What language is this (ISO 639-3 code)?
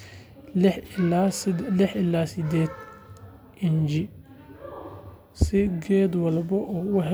som